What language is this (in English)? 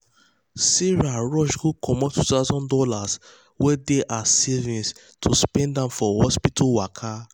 Nigerian Pidgin